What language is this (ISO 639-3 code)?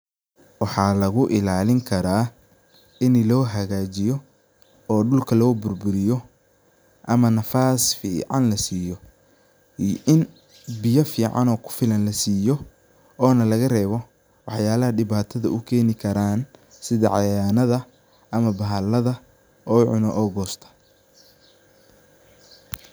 som